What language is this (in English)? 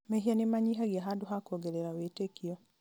Kikuyu